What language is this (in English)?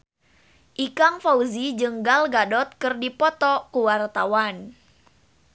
Sundanese